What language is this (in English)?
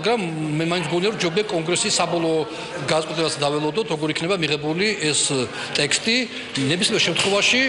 Greek